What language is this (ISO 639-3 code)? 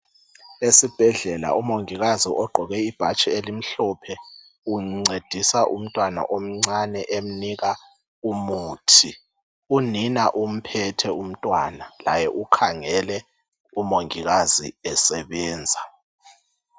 nde